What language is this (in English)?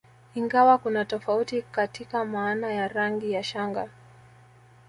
Swahili